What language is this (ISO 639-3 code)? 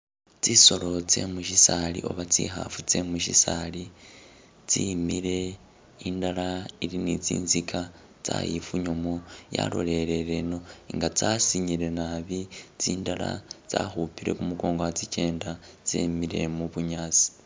myx